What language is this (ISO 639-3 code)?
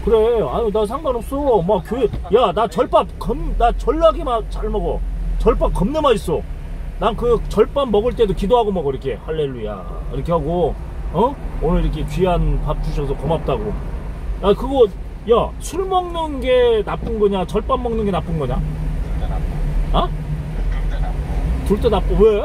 kor